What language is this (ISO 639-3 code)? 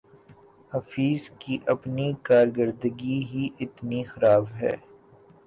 urd